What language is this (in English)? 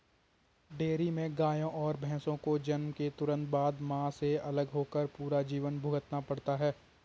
Hindi